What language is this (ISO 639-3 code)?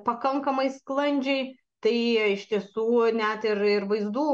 lit